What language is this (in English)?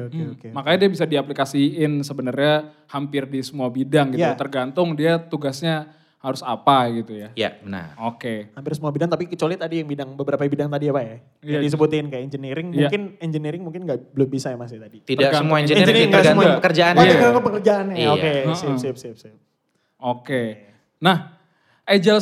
Indonesian